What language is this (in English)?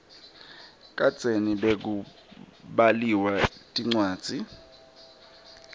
Swati